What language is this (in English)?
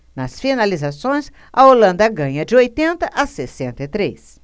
Portuguese